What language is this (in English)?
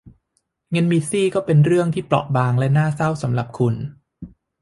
Thai